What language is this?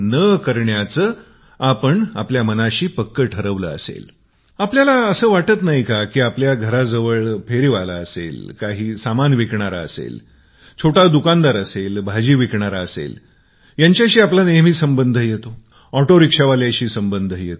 Marathi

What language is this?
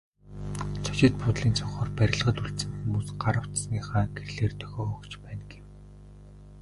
Mongolian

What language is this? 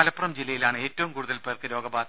Malayalam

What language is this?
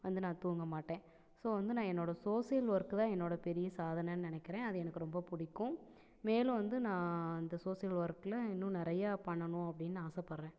Tamil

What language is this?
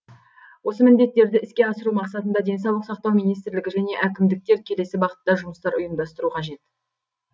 Kazakh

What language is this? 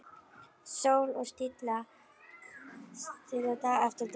Icelandic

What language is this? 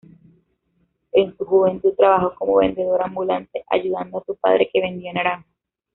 Spanish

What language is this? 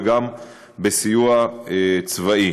Hebrew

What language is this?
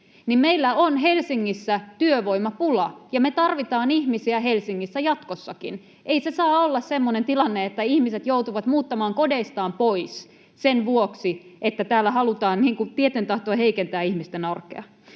Finnish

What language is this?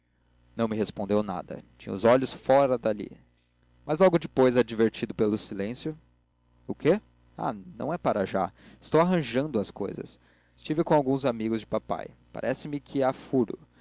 Portuguese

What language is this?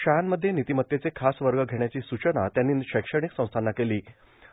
Marathi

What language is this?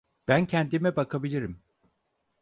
Turkish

